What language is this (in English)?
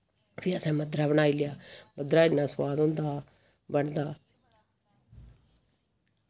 Dogri